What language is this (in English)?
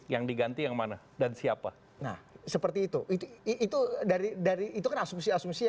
Indonesian